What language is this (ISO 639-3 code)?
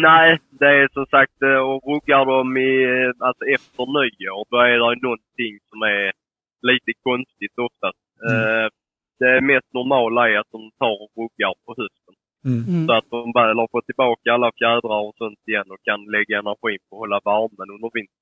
swe